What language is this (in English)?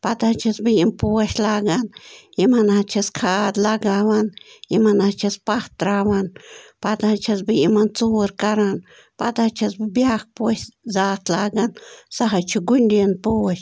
Kashmiri